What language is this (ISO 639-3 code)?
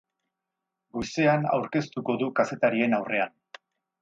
eus